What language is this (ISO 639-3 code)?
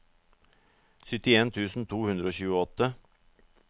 nor